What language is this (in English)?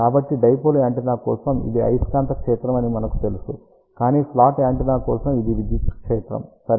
Telugu